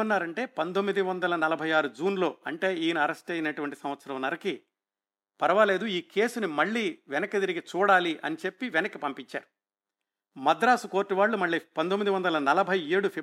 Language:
Telugu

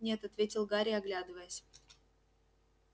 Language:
Russian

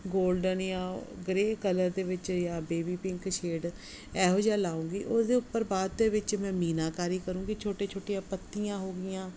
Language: Punjabi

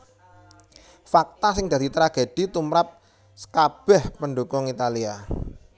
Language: Javanese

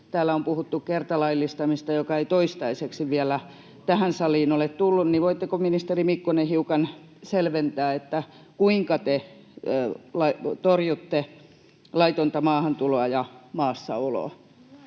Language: Finnish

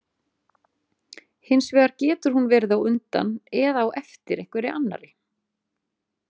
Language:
Icelandic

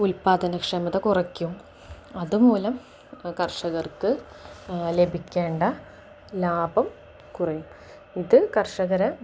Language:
Malayalam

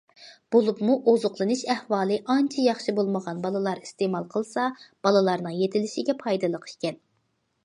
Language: Uyghur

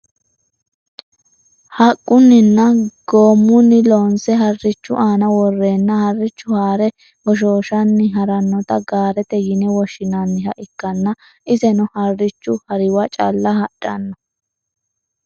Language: Sidamo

